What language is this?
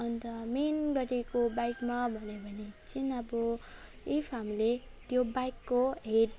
Nepali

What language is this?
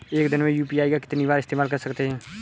Hindi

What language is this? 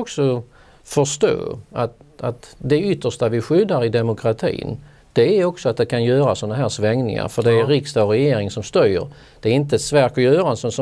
Swedish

